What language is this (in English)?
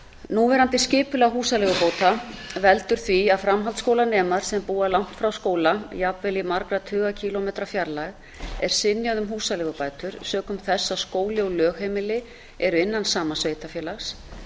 Icelandic